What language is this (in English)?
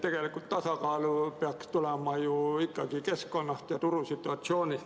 Estonian